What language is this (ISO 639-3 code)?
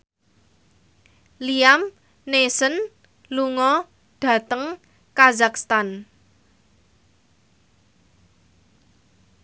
jav